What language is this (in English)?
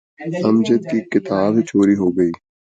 Urdu